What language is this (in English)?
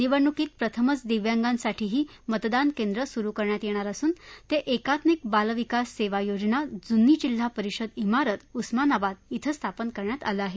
Marathi